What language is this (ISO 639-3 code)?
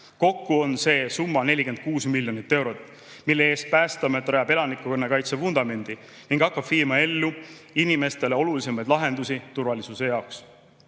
est